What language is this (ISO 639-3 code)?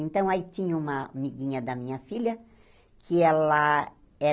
por